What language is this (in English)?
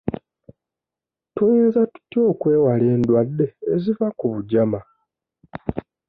Ganda